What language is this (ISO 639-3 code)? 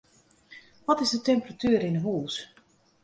fry